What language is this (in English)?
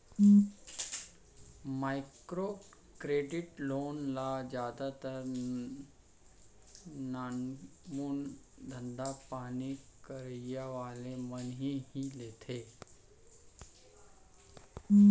Chhattisgarhi